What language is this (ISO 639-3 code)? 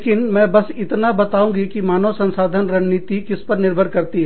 hin